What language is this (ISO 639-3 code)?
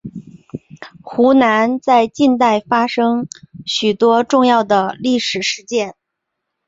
zho